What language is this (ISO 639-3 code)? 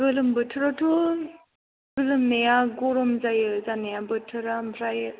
brx